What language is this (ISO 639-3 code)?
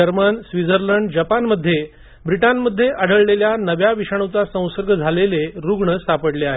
mar